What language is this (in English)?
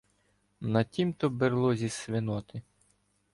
Ukrainian